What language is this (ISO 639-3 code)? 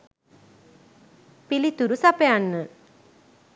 sin